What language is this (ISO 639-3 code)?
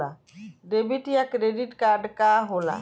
bho